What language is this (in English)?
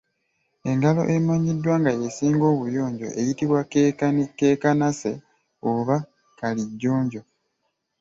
Ganda